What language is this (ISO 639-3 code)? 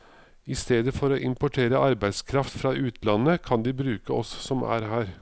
nor